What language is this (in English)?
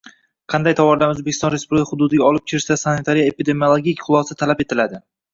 Uzbek